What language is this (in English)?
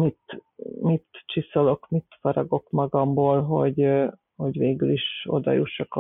Hungarian